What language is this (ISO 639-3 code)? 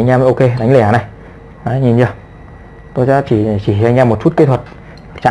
vie